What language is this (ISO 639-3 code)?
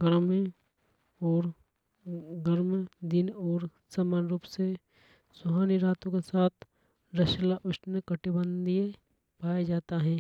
hoj